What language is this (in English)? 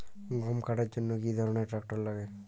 Bangla